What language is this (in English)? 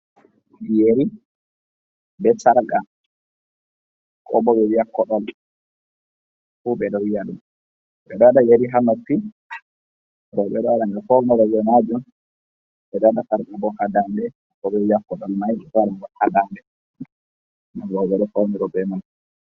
Fula